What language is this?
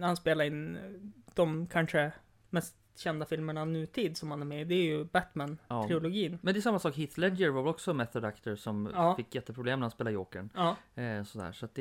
Swedish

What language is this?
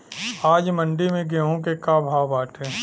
Bhojpuri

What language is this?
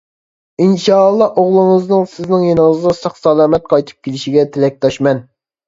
Uyghur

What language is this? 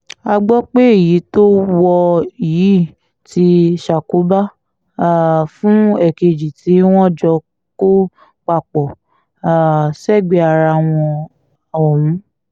Yoruba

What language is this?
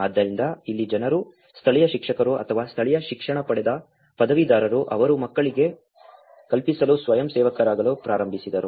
Kannada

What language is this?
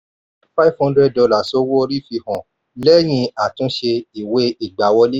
Yoruba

